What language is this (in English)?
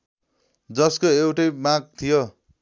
Nepali